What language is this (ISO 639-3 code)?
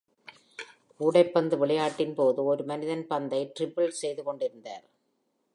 tam